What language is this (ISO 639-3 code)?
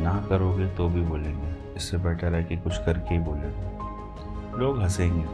hin